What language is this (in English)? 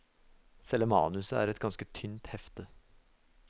Norwegian